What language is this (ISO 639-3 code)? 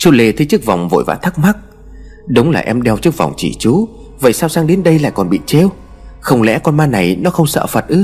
vie